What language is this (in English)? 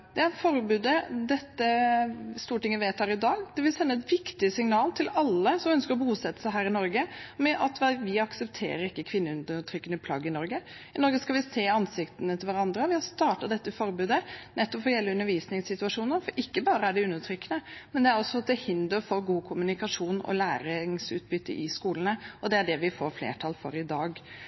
Norwegian Bokmål